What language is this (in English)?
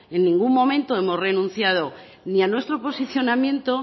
Spanish